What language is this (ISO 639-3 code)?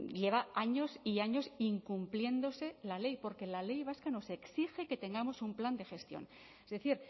spa